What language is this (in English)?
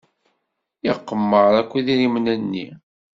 Kabyle